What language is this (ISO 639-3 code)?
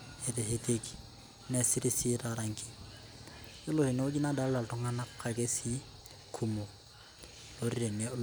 mas